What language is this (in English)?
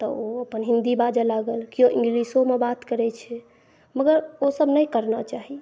Maithili